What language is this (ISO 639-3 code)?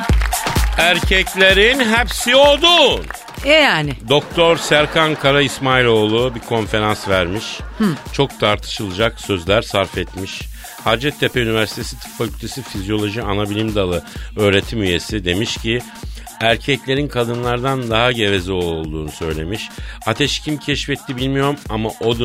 tur